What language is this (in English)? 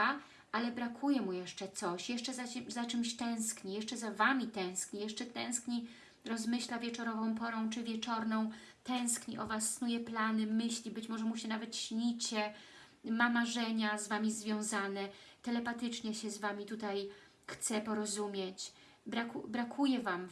Polish